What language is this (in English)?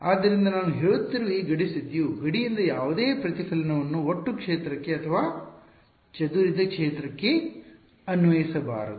Kannada